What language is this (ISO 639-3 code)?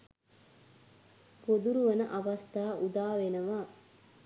sin